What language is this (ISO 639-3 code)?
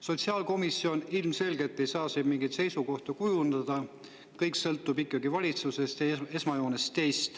est